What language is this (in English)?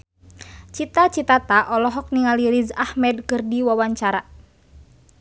Sundanese